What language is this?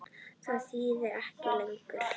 Icelandic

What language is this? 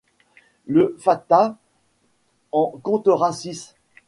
French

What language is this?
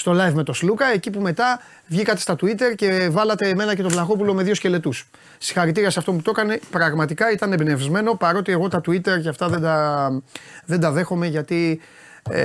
Greek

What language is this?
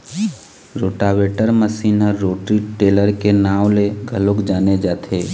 Chhattisgarhi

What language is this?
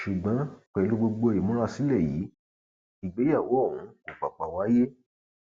Yoruba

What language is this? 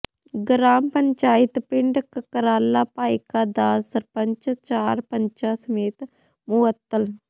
Punjabi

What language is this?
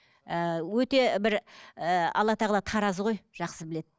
Kazakh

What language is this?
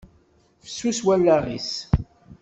Kabyle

